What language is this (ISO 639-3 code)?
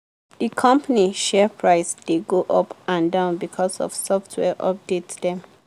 pcm